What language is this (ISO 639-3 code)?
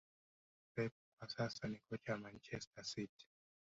swa